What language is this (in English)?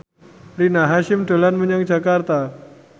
Javanese